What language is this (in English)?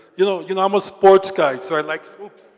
English